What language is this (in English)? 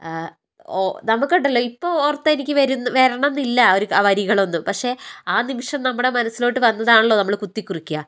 Malayalam